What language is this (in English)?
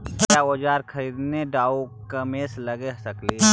Magahi